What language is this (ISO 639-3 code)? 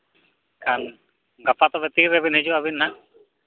sat